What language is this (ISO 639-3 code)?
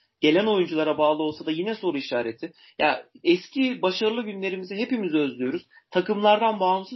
tur